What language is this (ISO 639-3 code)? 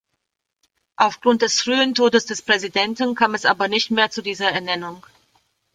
deu